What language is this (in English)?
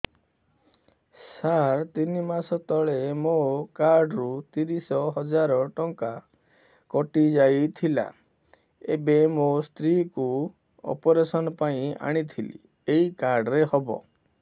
Odia